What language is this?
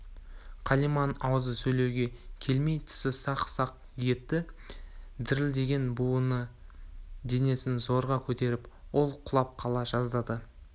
Kazakh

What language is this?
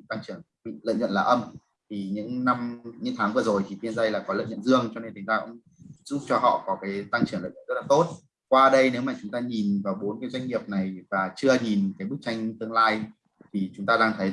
Vietnamese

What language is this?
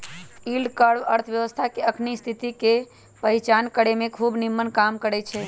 Magahi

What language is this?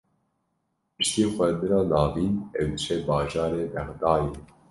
Kurdish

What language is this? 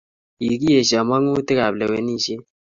Kalenjin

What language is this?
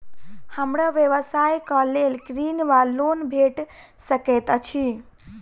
Maithili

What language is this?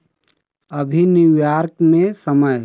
Hindi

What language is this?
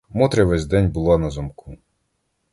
Ukrainian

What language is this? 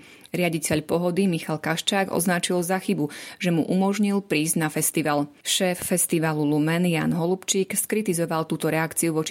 Slovak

